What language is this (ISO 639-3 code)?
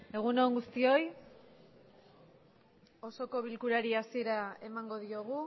eus